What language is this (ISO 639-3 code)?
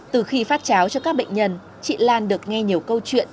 vie